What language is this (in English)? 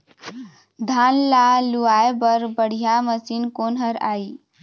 Chhattisgarhi